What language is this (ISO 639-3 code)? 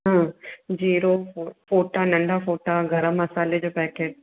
snd